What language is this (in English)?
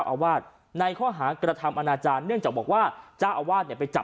Thai